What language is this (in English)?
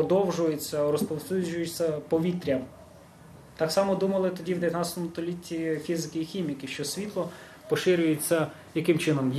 Ukrainian